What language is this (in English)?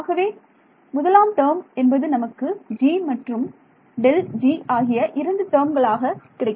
Tamil